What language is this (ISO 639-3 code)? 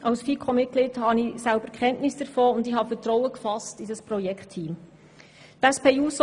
gsw